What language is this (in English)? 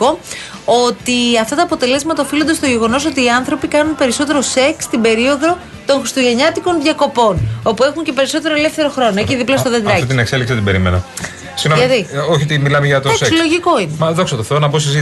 Greek